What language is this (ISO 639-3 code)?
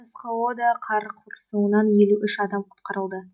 kaz